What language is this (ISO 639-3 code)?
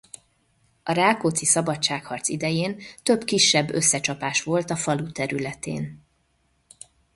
hun